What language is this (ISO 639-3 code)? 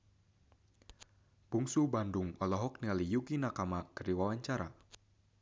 sun